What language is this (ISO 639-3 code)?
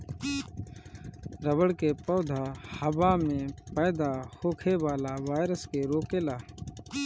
bho